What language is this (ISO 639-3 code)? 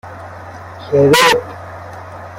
fas